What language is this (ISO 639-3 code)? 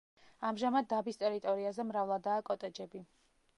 kat